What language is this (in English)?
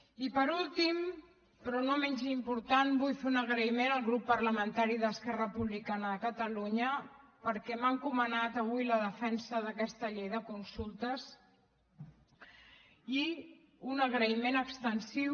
Catalan